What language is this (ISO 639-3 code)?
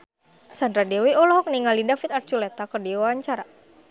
sun